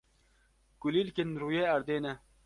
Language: Kurdish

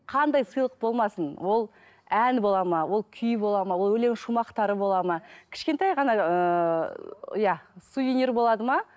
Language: Kazakh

